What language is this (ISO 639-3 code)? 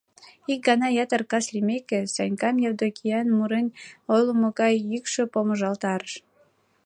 chm